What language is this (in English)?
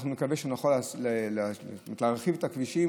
Hebrew